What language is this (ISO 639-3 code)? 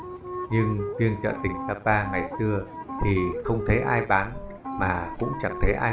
vie